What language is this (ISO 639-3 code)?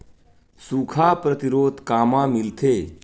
hne